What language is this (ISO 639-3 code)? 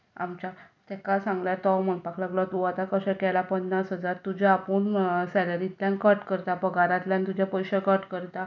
kok